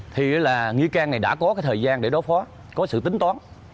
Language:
Vietnamese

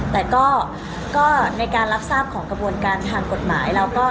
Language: Thai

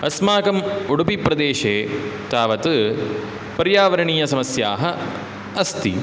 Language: Sanskrit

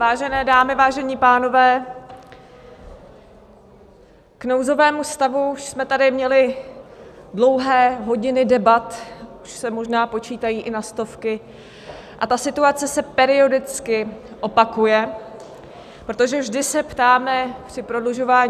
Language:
Czech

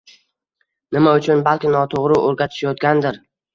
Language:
Uzbek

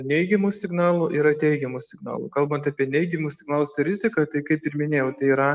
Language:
Lithuanian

